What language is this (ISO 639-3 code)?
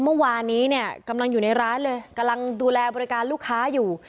tha